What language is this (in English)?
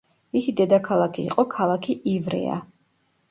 Georgian